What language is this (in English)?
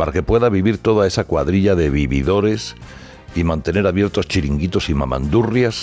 Spanish